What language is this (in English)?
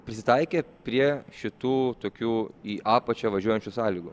Lithuanian